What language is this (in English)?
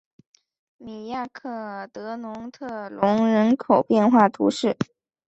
Chinese